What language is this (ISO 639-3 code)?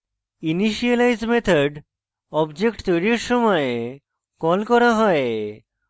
ben